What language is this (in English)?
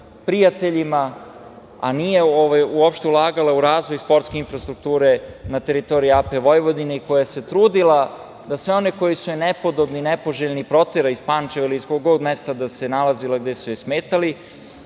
Serbian